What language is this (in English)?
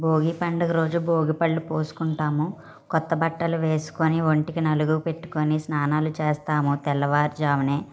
Telugu